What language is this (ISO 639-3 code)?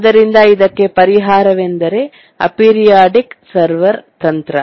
kan